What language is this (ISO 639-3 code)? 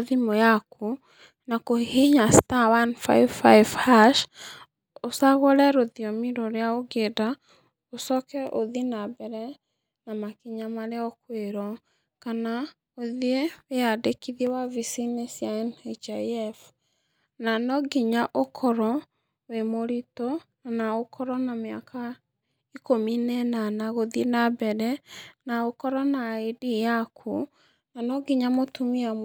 kik